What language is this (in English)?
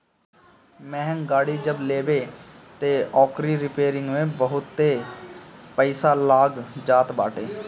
Bhojpuri